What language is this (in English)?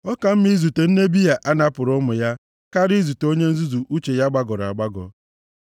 Igbo